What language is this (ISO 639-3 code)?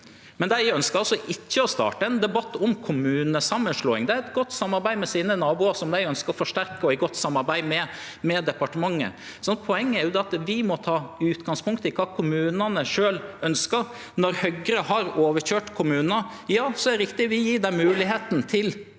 nor